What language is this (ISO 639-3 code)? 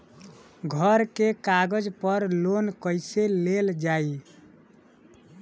bho